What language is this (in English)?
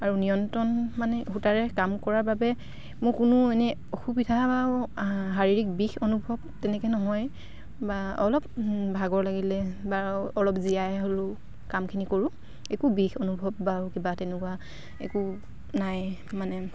Assamese